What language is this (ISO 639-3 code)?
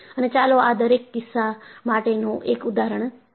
guj